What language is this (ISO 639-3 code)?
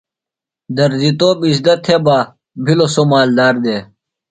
phl